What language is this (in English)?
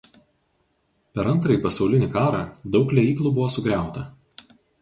Lithuanian